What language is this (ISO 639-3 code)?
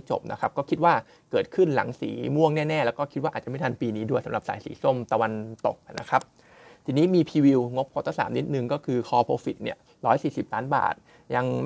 tha